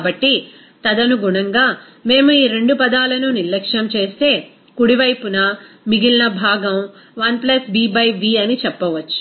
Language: Telugu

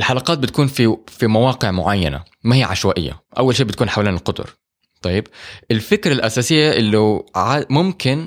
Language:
Arabic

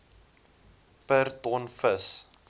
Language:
Afrikaans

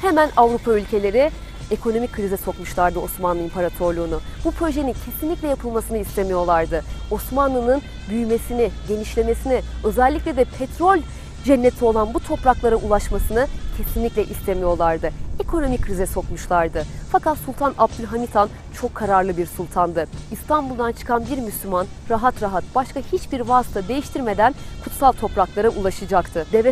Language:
Turkish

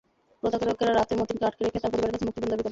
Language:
Bangla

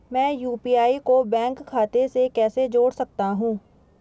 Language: Hindi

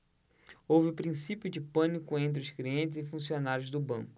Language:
Portuguese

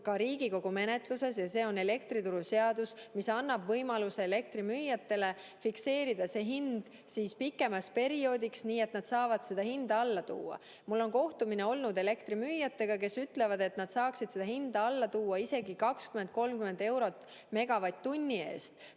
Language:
Estonian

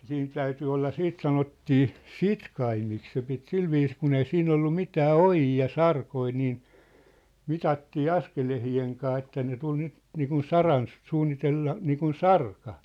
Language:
Finnish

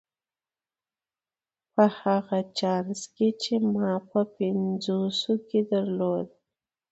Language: Pashto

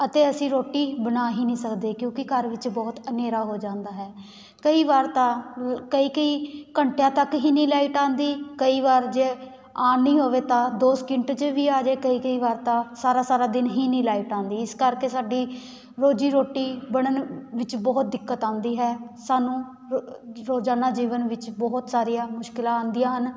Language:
Punjabi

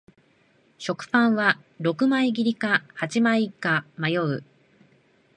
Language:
Japanese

